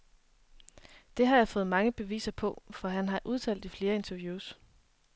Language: Danish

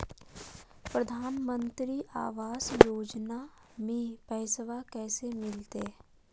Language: Magahi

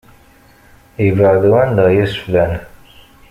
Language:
Kabyle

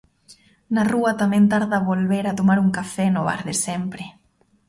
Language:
Galician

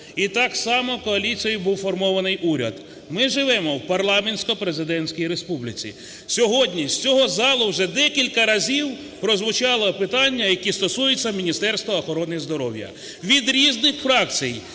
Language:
Ukrainian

